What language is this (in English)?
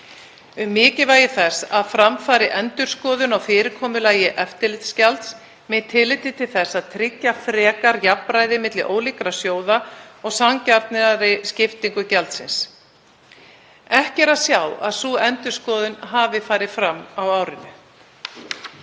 Icelandic